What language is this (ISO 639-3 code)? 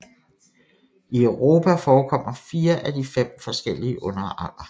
dan